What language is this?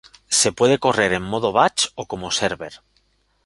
Spanish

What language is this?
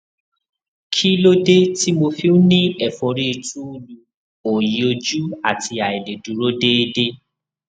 Yoruba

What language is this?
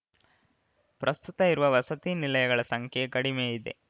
Kannada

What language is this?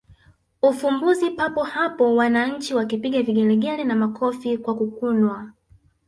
Swahili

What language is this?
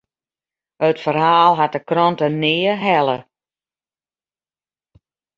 Western Frisian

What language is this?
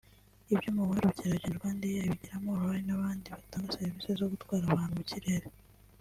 Kinyarwanda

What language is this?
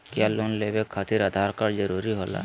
Magahi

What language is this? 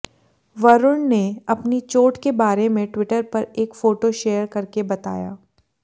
Hindi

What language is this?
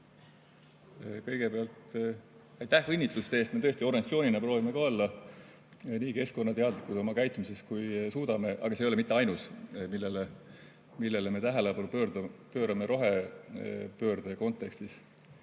Estonian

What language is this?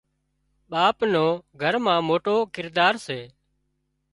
Wadiyara Koli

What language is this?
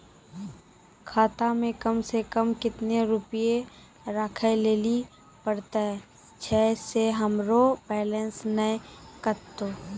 Maithili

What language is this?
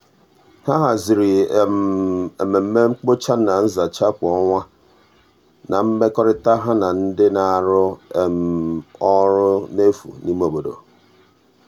Igbo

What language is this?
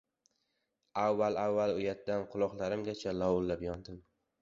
Uzbek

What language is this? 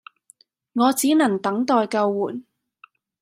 Cantonese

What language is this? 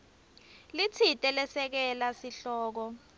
Swati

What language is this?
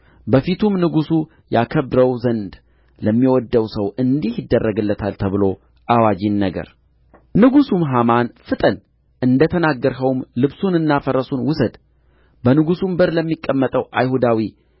Amharic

